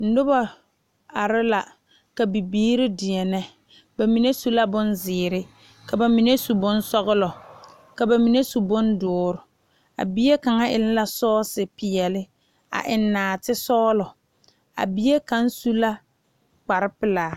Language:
Southern Dagaare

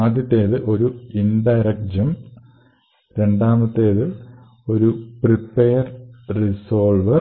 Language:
Malayalam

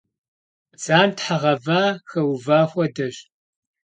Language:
Kabardian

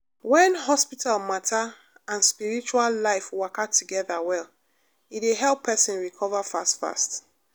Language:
Nigerian Pidgin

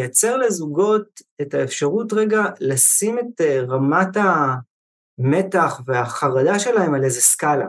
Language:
Hebrew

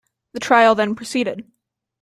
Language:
English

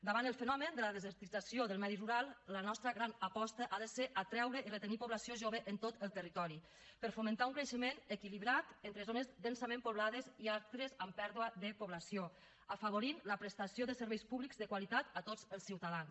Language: Catalan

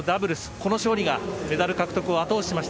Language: Japanese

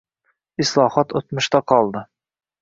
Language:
Uzbek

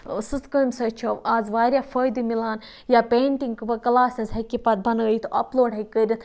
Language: Kashmiri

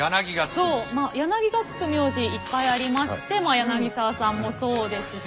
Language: Japanese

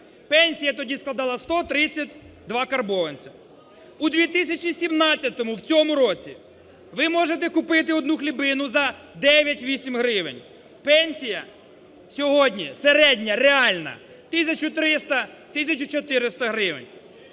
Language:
Ukrainian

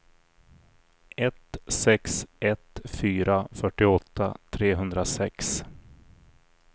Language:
Swedish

